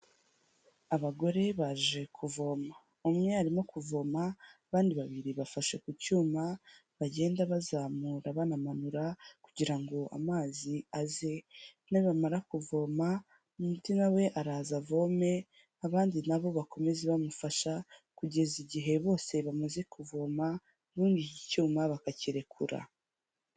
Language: Kinyarwanda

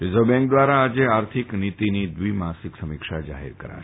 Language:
Gujarati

